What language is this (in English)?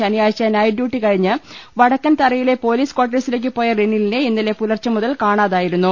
Malayalam